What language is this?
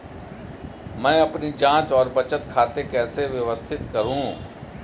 Hindi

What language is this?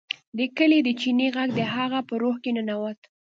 Pashto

